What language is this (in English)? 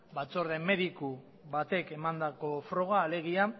Basque